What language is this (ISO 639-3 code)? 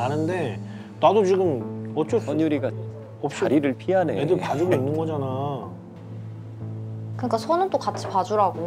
kor